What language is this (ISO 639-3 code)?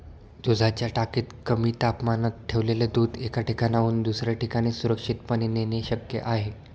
mar